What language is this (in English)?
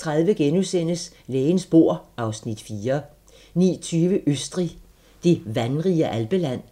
Danish